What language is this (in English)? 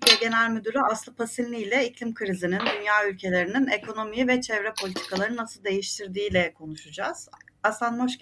Turkish